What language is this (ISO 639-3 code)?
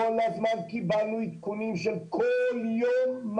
heb